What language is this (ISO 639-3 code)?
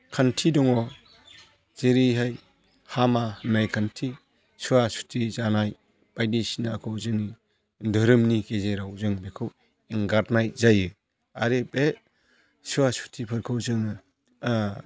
brx